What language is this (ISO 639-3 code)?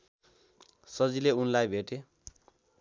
nep